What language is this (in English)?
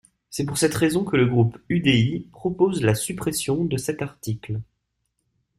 French